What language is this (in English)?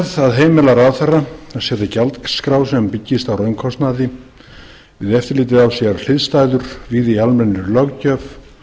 Icelandic